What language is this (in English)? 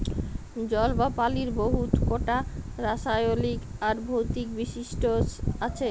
Bangla